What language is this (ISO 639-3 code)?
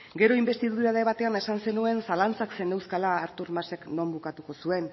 eus